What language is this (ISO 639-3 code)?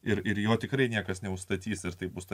lit